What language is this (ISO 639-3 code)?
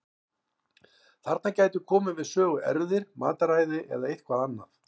isl